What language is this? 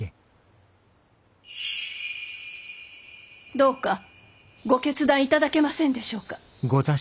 Japanese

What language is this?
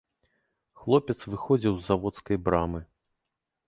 Belarusian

